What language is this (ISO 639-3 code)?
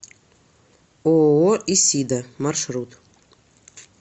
rus